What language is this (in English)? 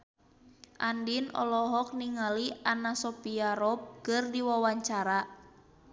Sundanese